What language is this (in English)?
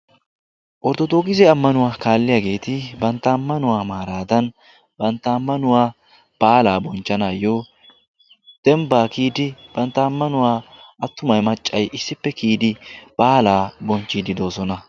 Wolaytta